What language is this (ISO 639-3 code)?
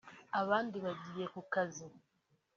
kin